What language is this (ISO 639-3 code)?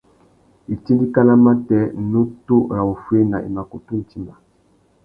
bag